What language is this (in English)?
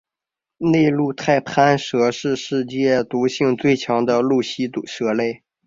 Chinese